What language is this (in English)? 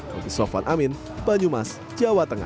Indonesian